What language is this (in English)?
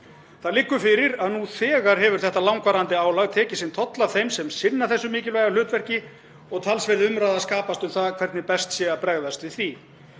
Icelandic